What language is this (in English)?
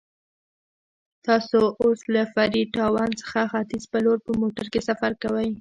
Pashto